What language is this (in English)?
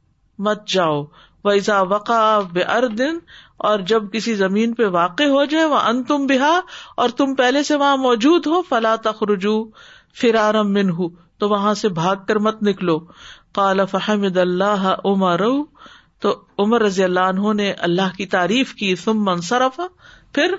Urdu